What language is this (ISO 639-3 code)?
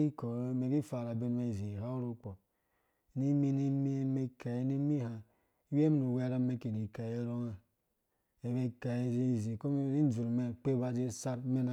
ldb